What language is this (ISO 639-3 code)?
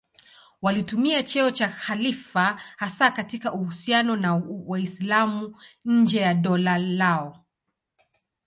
swa